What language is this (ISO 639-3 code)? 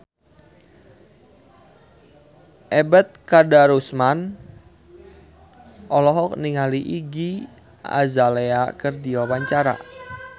sun